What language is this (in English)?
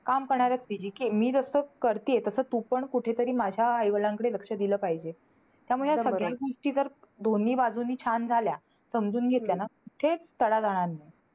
Marathi